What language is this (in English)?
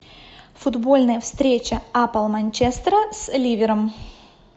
Russian